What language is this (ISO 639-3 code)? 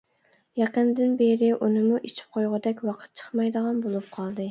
uig